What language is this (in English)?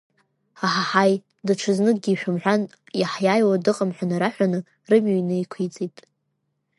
Abkhazian